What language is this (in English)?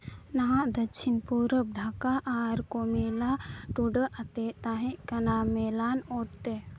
Santali